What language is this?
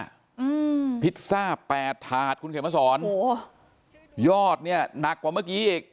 Thai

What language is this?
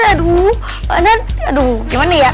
Indonesian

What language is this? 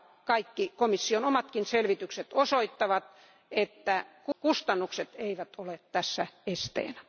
Finnish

